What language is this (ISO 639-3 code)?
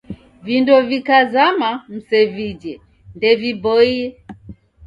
dav